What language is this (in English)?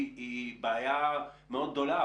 Hebrew